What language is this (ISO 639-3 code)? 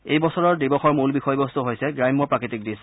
asm